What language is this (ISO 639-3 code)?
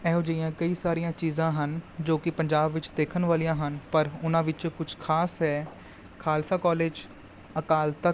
pan